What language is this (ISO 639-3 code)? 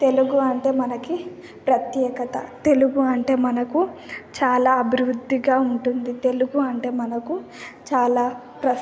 tel